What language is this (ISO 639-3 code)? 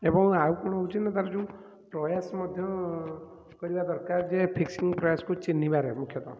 ori